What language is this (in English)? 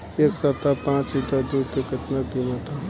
Bhojpuri